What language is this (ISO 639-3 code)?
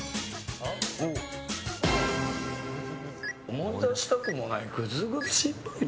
jpn